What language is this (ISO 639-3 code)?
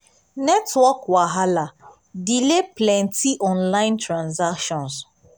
pcm